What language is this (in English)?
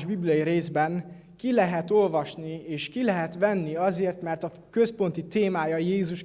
Hungarian